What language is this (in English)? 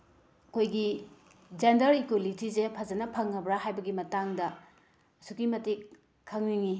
Manipuri